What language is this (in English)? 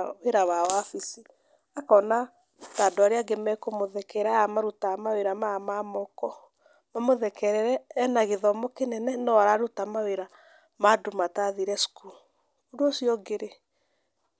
Kikuyu